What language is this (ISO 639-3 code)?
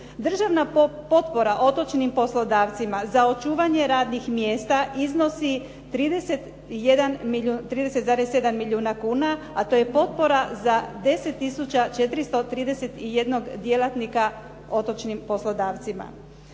hrv